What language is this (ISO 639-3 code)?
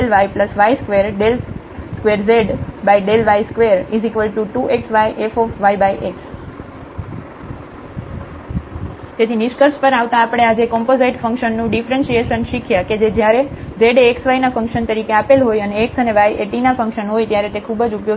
guj